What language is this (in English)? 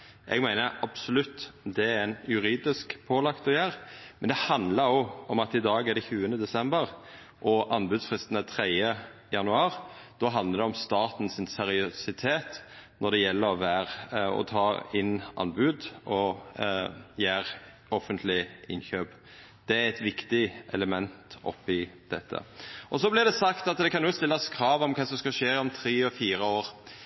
Norwegian Nynorsk